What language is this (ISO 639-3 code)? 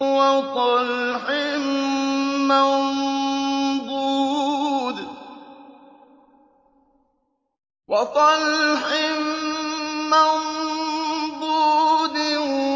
ara